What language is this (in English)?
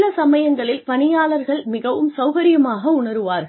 Tamil